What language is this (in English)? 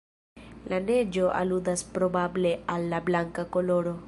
Esperanto